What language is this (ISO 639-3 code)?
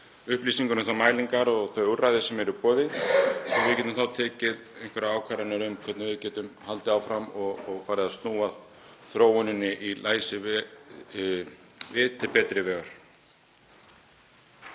isl